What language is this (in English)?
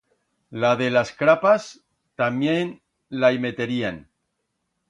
Aragonese